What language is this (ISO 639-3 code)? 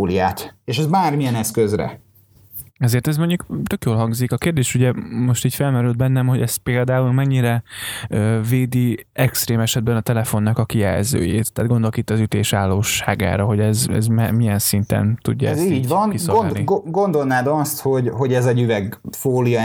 hun